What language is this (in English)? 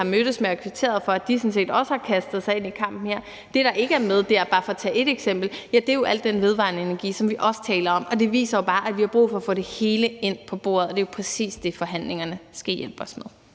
Danish